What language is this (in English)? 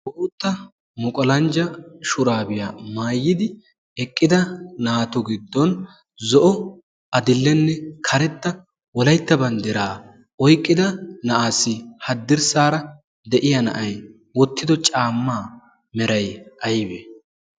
Wolaytta